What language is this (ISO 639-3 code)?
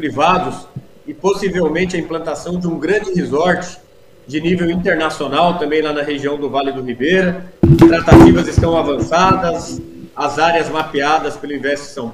por